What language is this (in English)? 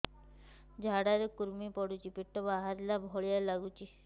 Odia